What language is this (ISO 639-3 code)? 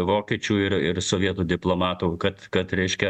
lit